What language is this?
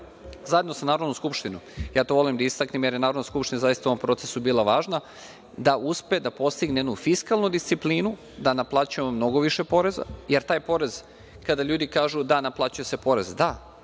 Serbian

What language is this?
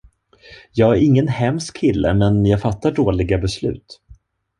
Swedish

